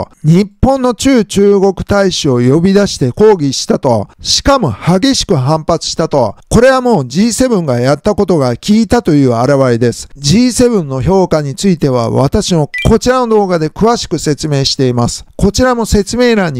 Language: Japanese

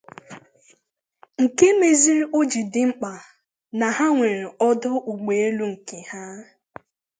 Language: Igbo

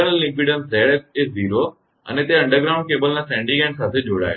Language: Gujarati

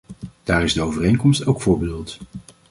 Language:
Dutch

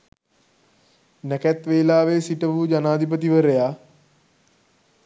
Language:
Sinhala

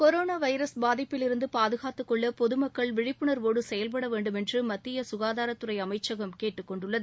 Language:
Tamil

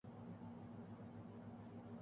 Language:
Urdu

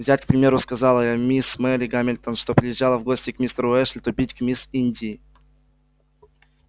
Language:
Russian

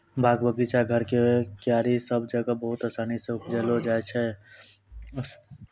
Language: Maithili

